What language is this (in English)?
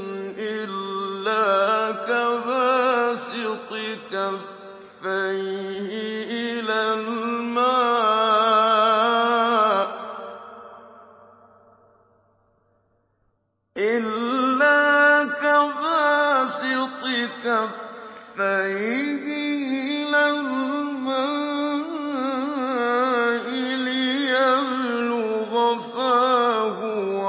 Arabic